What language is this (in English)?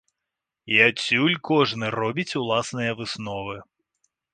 Belarusian